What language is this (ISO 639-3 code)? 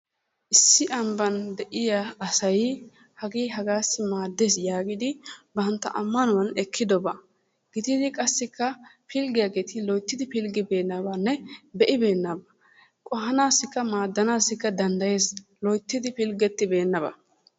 wal